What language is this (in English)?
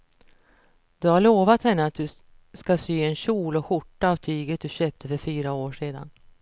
Swedish